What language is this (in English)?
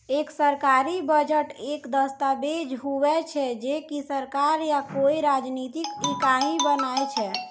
Maithili